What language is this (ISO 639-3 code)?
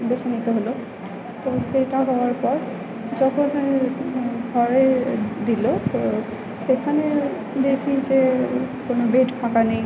ben